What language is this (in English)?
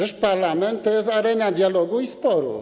Polish